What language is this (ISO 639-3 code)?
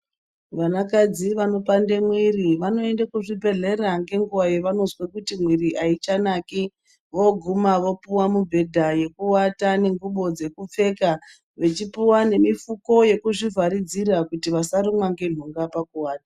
ndc